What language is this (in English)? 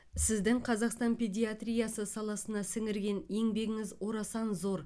Kazakh